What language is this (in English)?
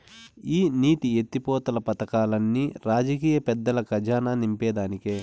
Telugu